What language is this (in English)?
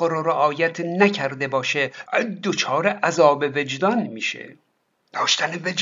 Persian